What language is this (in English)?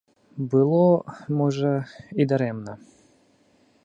Belarusian